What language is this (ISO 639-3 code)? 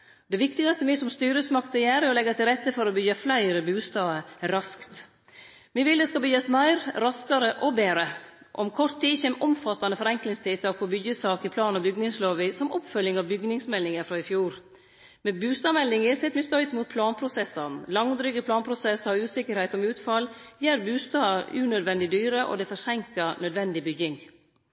nno